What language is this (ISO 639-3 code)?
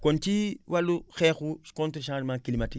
wol